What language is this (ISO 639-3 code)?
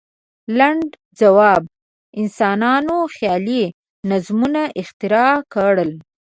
pus